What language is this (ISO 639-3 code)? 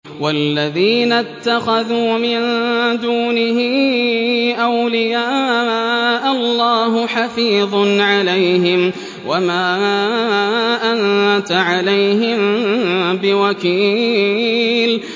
ara